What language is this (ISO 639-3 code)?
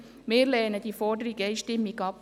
gsw